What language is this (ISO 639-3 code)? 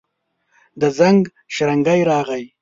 pus